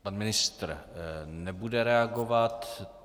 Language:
Czech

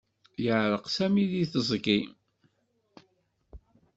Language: Kabyle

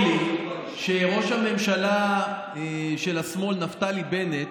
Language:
Hebrew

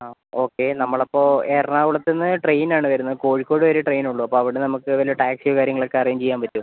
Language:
Malayalam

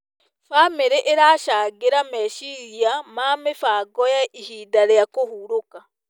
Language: Kikuyu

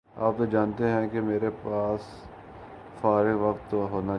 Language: Urdu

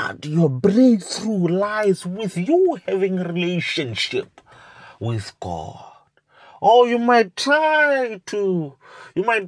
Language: English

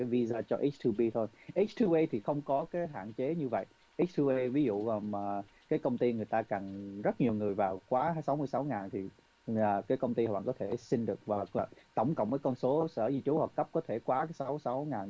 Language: Vietnamese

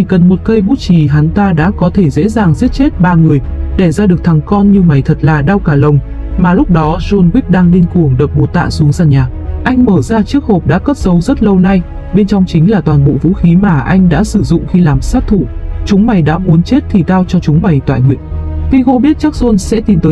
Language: Vietnamese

